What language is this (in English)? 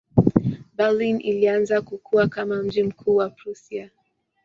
Swahili